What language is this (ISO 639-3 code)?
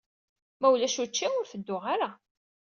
kab